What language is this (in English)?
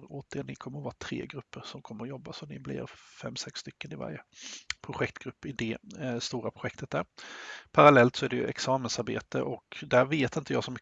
Swedish